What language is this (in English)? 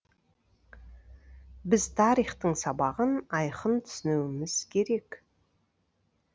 Kazakh